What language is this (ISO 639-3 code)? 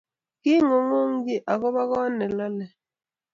kln